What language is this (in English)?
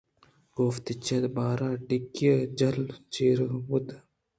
Eastern Balochi